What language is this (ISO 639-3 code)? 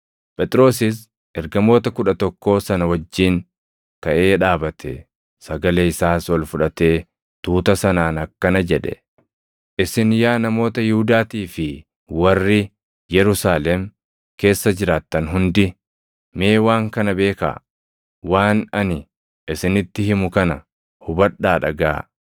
orm